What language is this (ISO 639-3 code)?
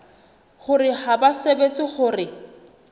sot